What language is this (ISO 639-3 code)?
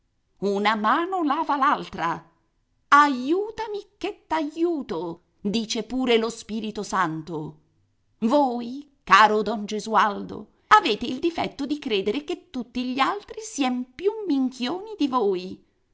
ita